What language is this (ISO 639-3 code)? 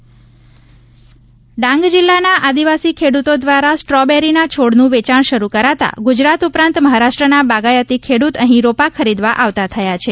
guj